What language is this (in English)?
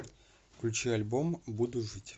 Russian